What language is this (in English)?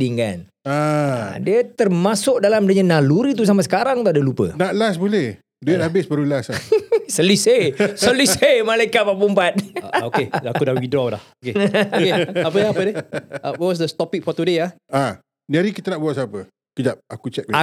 Malay